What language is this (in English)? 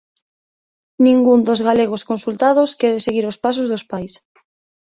Galician